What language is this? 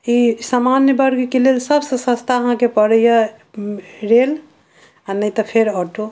Maithili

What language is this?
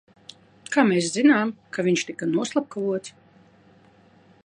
Latvian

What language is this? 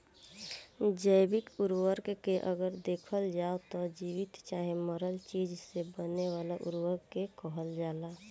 Bhojpuri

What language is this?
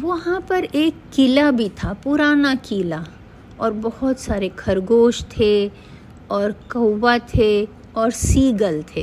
Hindi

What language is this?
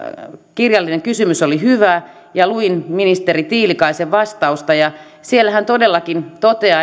Finnish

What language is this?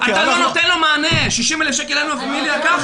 Hebrew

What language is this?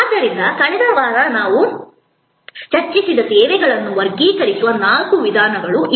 Kannada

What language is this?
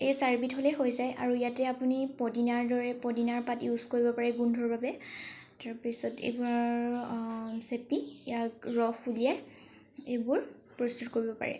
Assamese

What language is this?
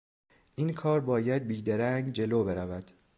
Persian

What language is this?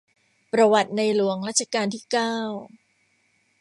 Thai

